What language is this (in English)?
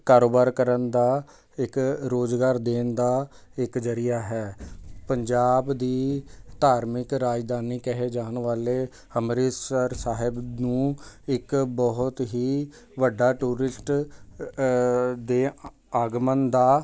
Punjabi